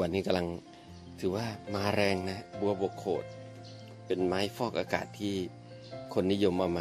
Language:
Thai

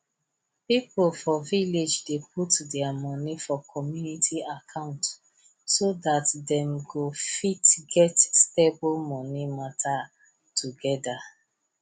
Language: Nigerian Pidgin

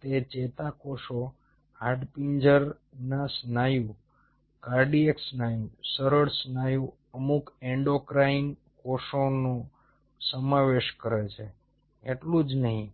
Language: Gujarati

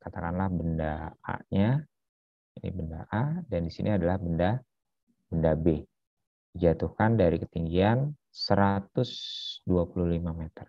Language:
Indonesian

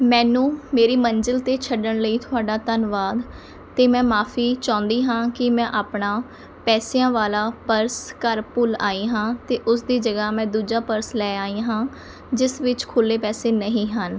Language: Punjabi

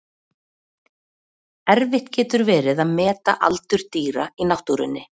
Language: Icelandic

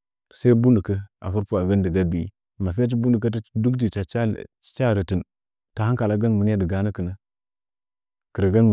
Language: Nzanyi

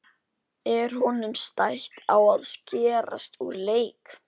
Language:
Icelandic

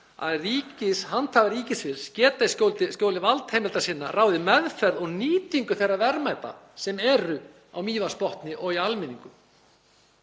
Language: Icelandic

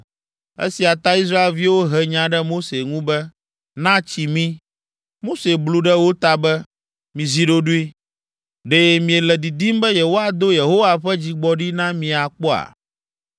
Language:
Ewe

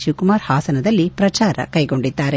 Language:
Kannada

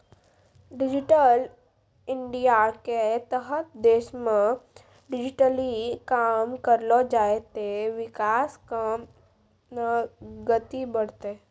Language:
Maithili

